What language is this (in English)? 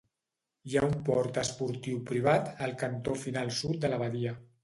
Catalan